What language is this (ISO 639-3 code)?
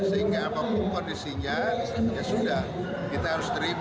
ind